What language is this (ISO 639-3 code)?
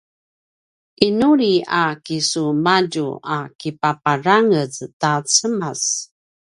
pwn